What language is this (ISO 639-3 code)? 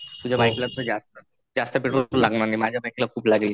mar